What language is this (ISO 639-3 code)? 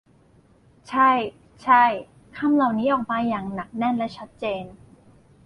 tha